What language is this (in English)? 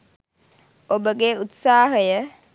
Sinhala